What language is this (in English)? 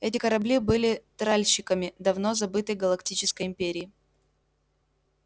Russian